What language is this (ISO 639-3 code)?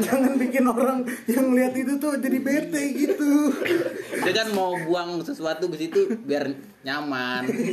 ind